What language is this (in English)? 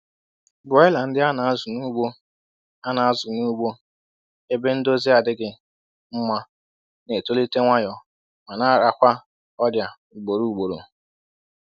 Igbo